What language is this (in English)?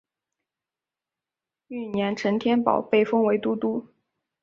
Chinese